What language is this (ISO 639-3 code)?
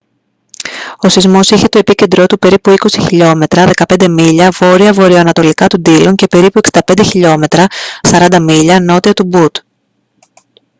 ell